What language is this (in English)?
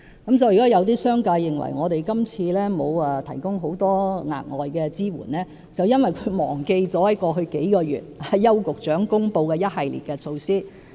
Cantonese